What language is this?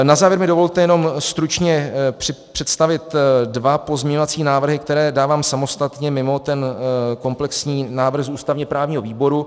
Czech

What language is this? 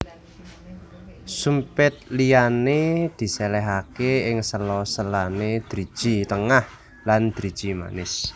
Javanese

